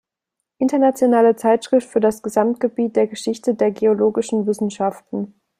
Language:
German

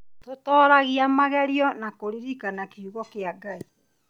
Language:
Kikuyu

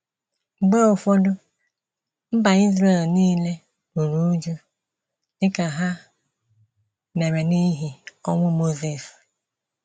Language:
Igbo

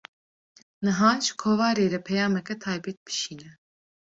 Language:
Kurdish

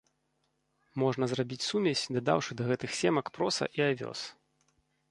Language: Belarusian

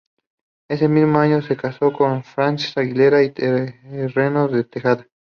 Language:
Spanish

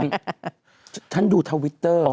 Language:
Thai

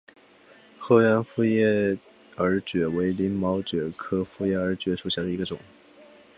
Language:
Chinese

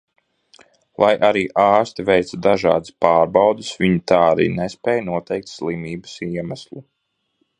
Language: Latvian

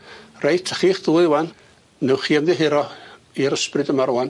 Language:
Welsh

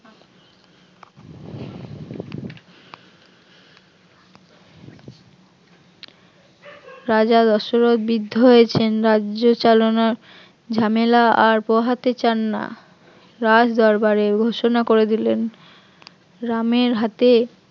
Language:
Bangla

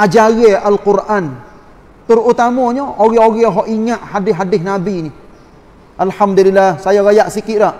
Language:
Malay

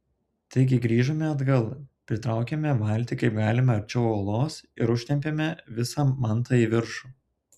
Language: Lithuanian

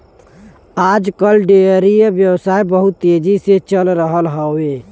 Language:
Bhojpuri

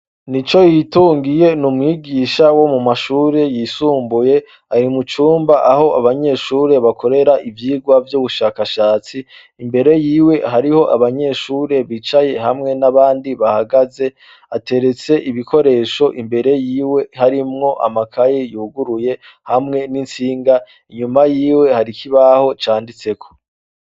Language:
Rundi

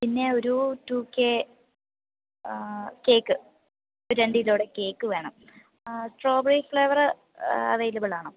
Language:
Malayalam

